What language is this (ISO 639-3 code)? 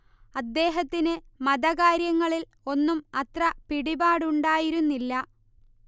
mal